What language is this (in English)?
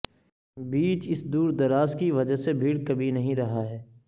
Urdu